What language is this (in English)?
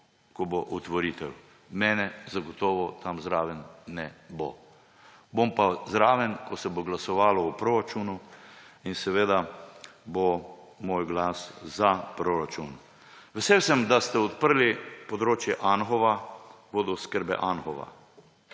Slovenian